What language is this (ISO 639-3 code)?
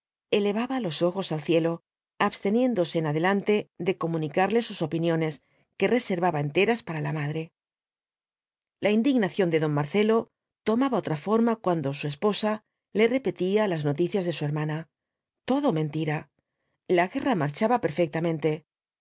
spa